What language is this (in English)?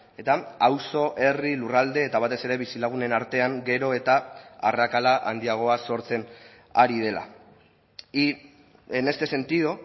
Basque